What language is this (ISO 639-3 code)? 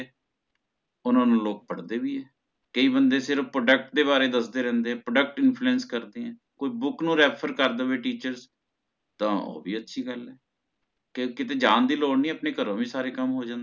pan